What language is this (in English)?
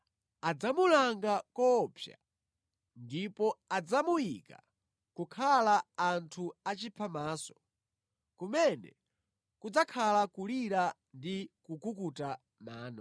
Nyanja